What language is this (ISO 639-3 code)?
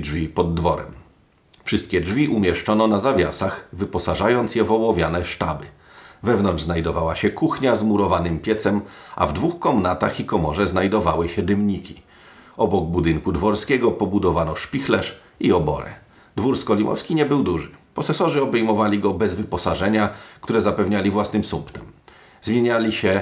pol